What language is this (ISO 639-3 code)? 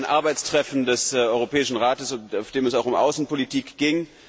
deu